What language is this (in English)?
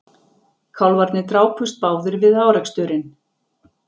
Icelandic